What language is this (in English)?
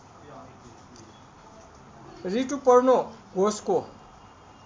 Nepali